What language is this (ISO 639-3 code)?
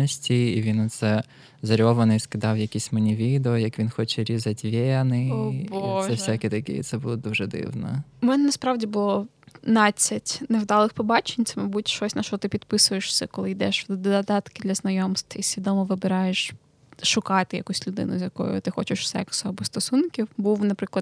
ukr